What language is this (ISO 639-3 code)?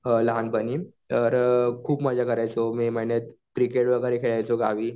mar